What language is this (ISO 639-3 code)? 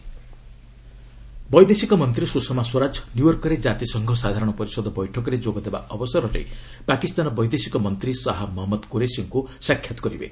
ori